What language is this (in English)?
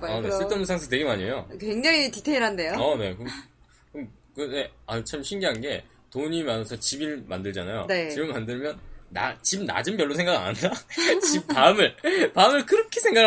Korean